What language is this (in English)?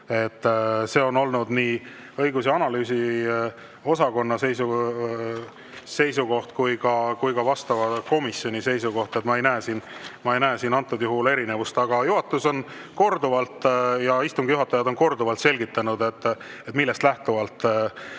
Estonian